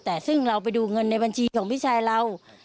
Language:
Thai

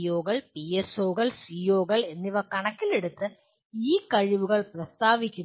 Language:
Malayalam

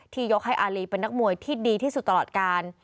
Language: Thai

